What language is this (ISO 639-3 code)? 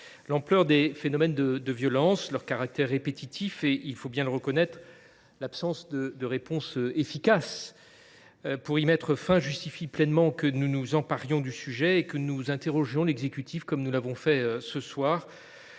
fra